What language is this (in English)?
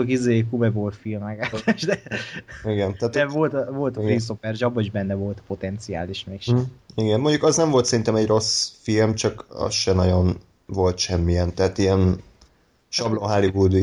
Hungarian